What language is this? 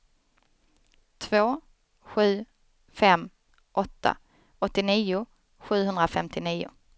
Swedish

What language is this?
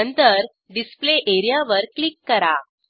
Marathi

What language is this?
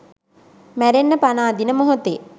Sinhala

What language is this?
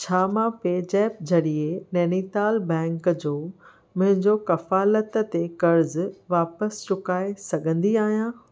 Sindhi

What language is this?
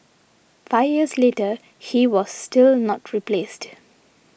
English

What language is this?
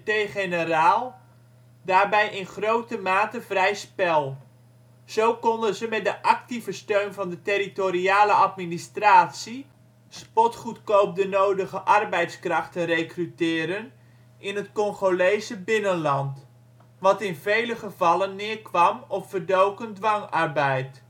Dutch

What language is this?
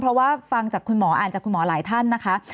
Thai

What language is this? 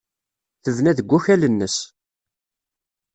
Kabyle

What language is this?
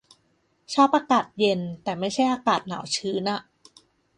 Thai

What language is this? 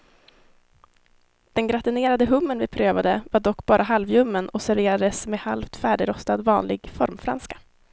Swedish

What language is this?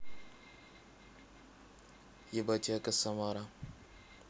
Russian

